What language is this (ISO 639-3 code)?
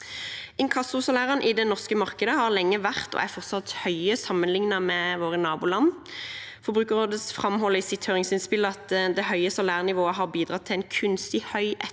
nor